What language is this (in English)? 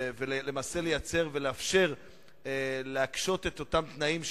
Hebrew